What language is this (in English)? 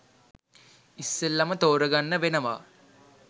Sinhala